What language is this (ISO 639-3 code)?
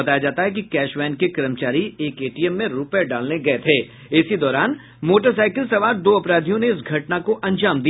hin